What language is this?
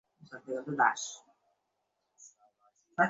Bangla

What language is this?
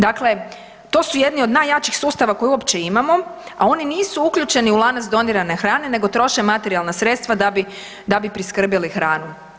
Croatian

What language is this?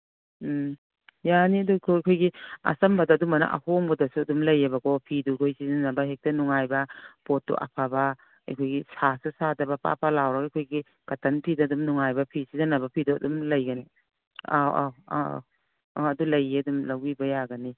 Manipuri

